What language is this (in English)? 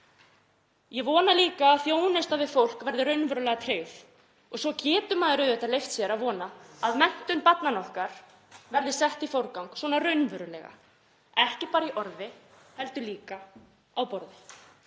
Icelandic